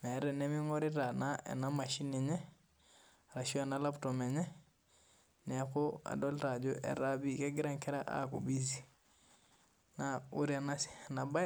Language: Masai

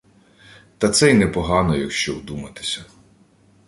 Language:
Ukrainian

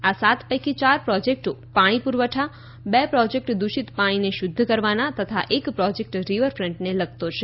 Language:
Gujarati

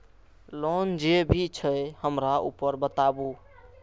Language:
Maithili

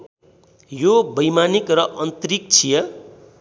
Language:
Nepali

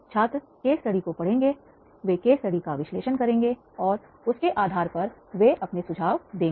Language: Hindi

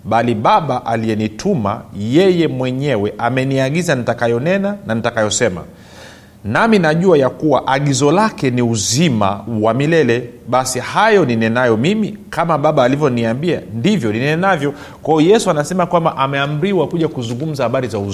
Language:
Swahili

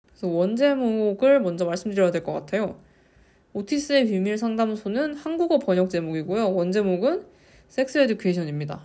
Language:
Korean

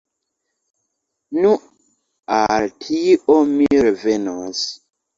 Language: Esperanto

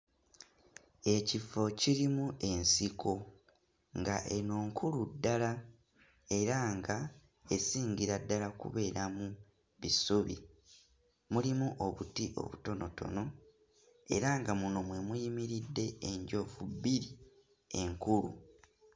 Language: Ganda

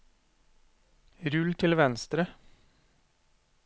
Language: Norwegian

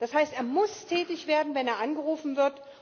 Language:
German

